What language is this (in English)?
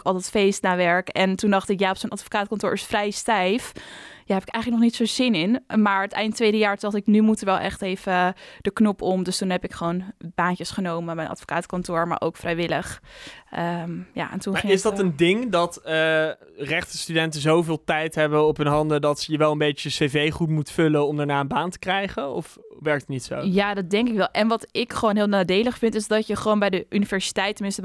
Dutch